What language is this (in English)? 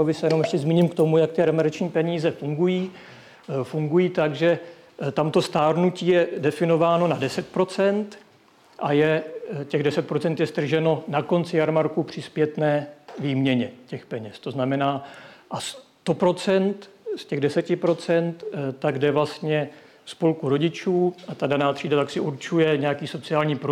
Czech